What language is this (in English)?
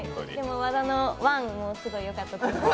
Japanese